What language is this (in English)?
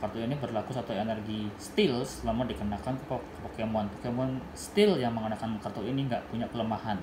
Indonesian